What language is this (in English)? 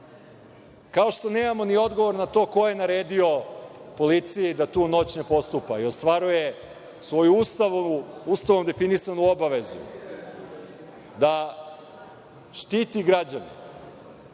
Serbian